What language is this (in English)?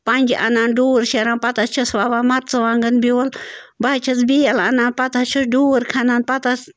Kashmiri